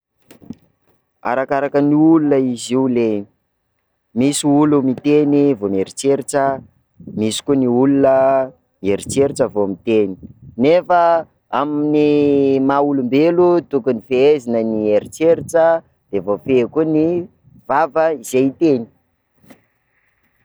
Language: Sakalava Malagasy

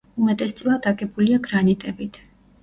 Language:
Georgian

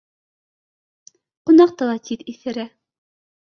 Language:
Bashkir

